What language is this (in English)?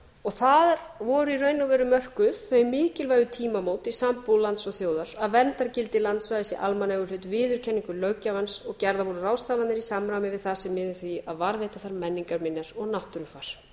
Icelandic